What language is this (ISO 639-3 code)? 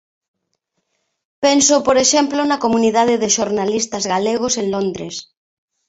glg